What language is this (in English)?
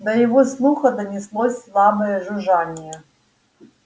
Russian